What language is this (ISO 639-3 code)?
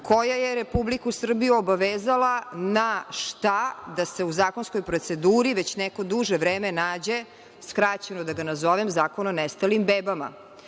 srp